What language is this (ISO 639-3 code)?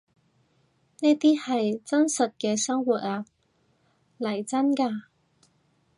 yue